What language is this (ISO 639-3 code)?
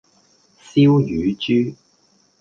yue